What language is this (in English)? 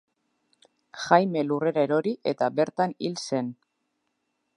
Basque